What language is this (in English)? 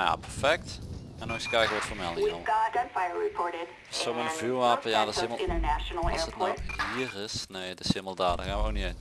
Dutch